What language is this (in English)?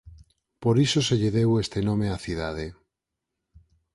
Galician